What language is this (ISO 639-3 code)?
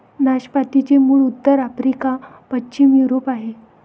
mar